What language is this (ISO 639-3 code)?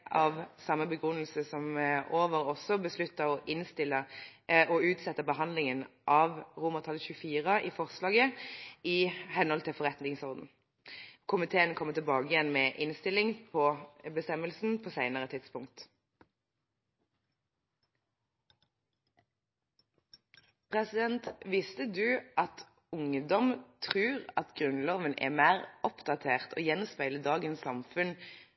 nob